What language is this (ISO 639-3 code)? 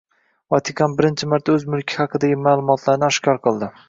uzb